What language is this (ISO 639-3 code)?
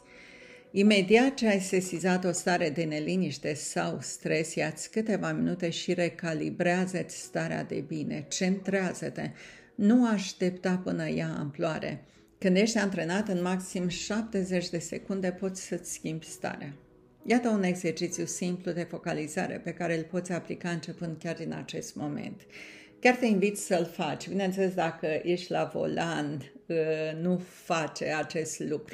ron